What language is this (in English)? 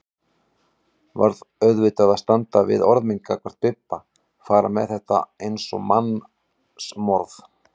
Icelandic